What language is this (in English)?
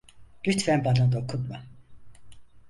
Turkish